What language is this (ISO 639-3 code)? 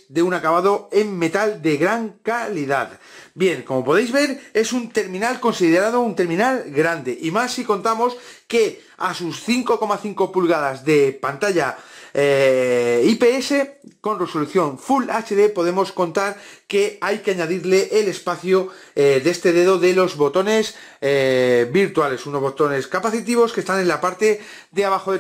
spa